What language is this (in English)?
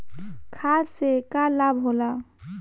Bhojpuri